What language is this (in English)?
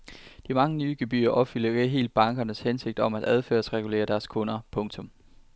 Danish